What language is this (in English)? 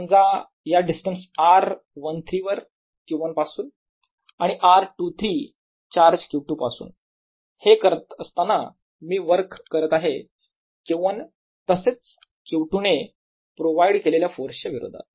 Marathi